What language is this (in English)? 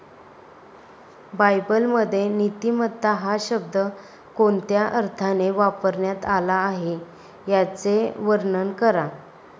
Marathi